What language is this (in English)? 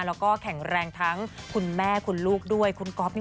Thai